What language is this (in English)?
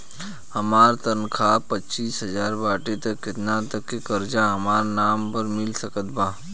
Bhojpuri